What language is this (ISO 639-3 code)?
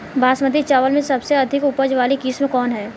bho